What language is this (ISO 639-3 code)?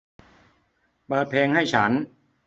tha